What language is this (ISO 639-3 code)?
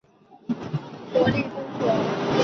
zho